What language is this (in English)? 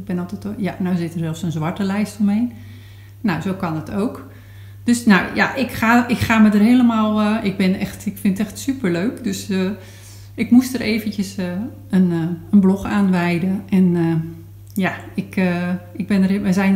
Dutch